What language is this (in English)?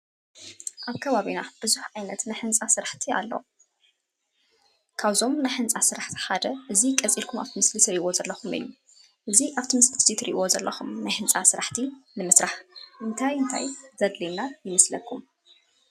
Tigrinya